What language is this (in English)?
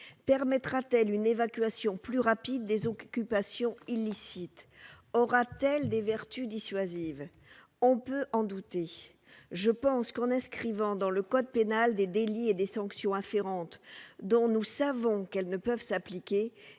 French